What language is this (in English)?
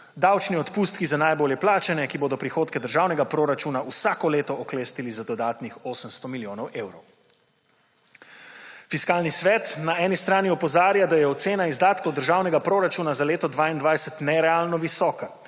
Slovenian